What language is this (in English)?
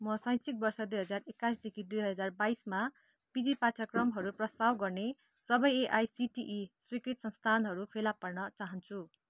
Nepali